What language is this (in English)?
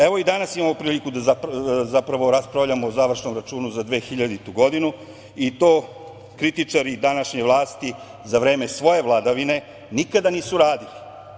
Serbian